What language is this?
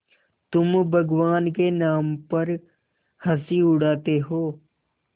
Hindi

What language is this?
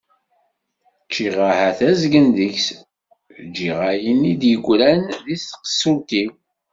Kabyle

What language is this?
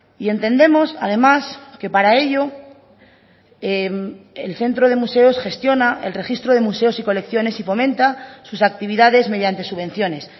Spanish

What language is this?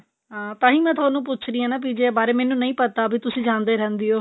Punjabi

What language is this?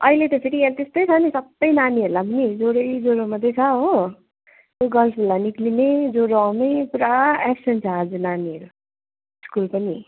Nepali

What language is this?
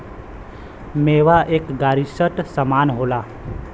Bhojpuri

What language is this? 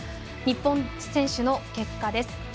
Japanese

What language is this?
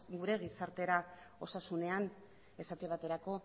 Basque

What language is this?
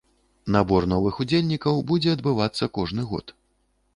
Belarusian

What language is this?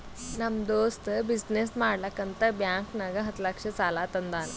Kannada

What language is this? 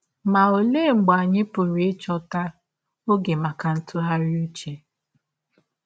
Igbo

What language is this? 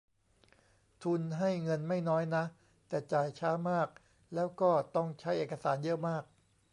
Thai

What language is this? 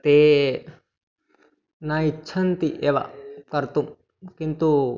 Sanskrit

